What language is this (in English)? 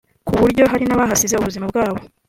Kinyarwanda